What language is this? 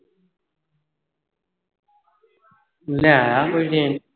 Punjabi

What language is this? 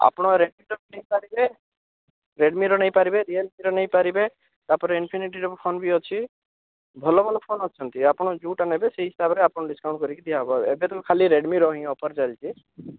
Odia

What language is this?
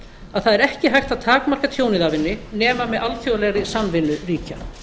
Icelandic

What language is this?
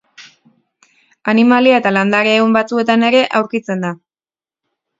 Basque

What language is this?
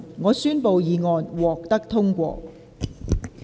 Cantonese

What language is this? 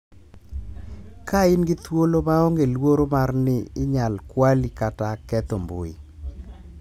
Luo (Kenya and Tanzania)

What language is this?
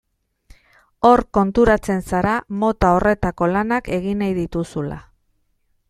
Basque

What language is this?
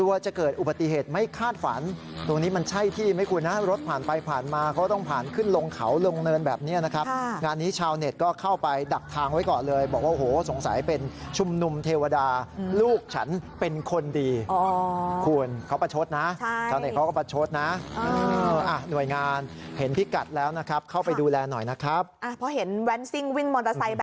Thai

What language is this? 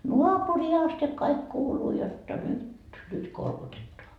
Finnish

